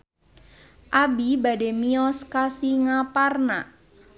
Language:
Sundanese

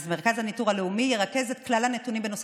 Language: Hebrew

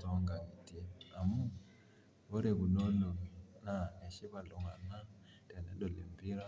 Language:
Masai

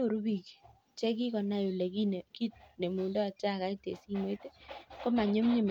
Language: Kalenjin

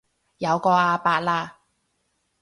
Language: Cantonese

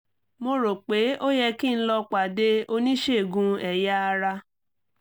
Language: Yoruba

